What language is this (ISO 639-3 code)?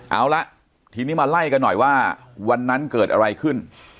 tha